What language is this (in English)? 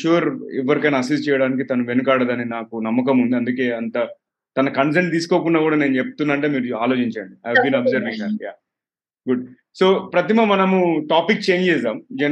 Telugu